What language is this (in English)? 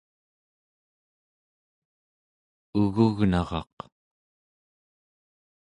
Central Yupik